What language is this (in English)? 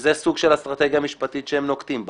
Hebrew